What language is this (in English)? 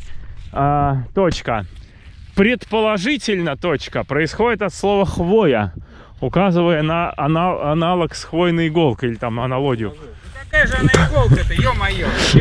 Russian